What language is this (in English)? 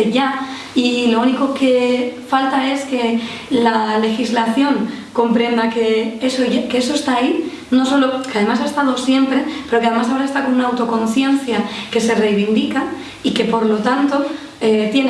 Spanish